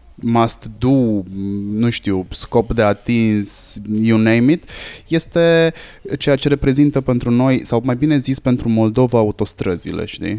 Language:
Romanian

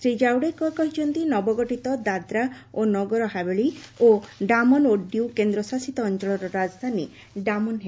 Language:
Odia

